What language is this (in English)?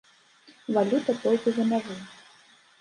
Belarusian